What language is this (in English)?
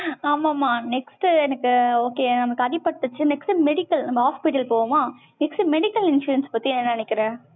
Tamil